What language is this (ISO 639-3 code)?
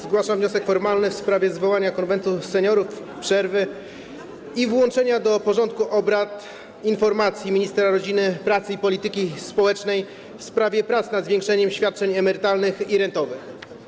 pol